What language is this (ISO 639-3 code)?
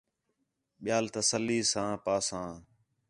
xhe